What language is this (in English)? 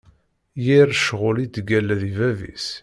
Kabyle